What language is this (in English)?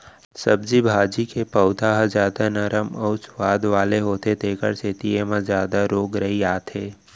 Chhattisgarhi